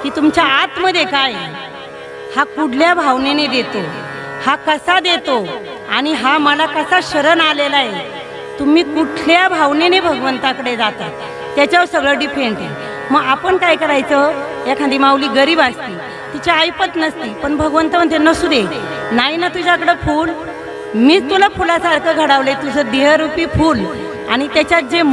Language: Marathi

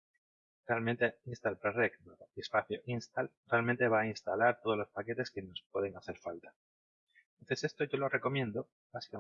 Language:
Spanish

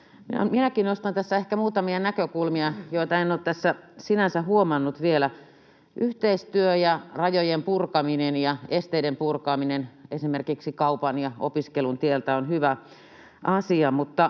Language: Finnish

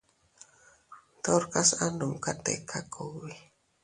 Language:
Teutila Cuicatec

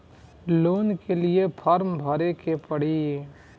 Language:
Bhojpuri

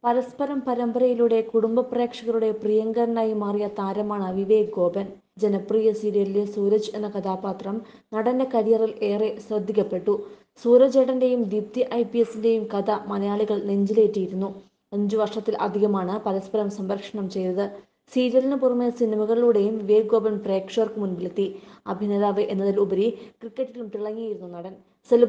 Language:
Romanian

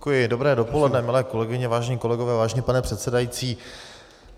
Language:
Czech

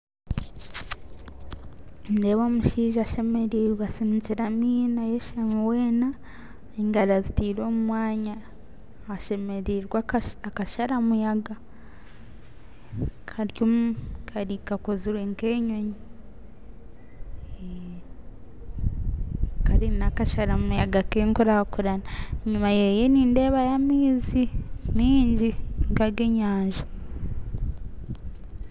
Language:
Nyankole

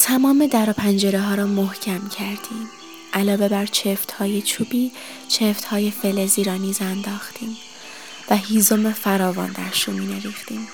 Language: Persian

